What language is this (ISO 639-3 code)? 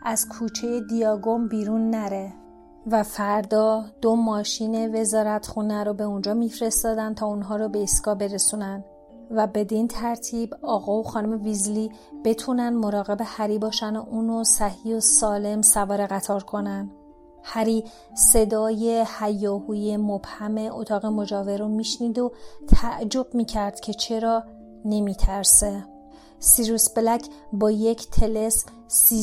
fas